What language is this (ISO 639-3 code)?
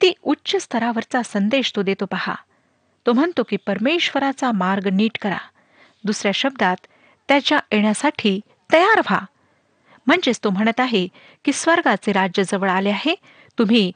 mar